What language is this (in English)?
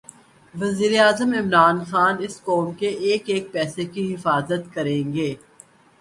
Urdu